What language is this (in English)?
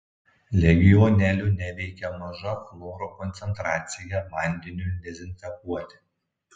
Lithuanian